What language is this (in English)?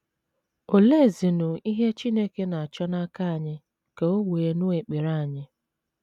Igbo